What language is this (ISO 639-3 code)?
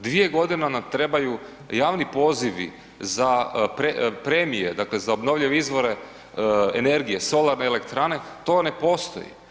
hrv